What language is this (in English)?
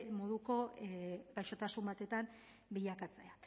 Basque